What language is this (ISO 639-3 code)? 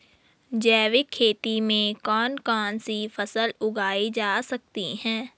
hin